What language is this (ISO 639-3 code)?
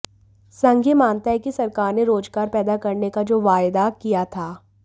hin